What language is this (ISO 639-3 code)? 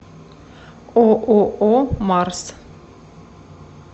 rus